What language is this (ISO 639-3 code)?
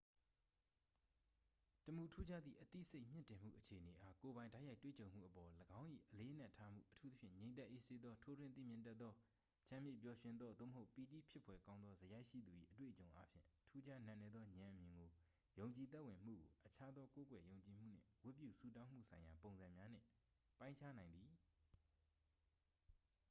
mya